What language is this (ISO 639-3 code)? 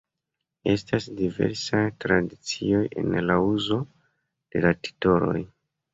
epo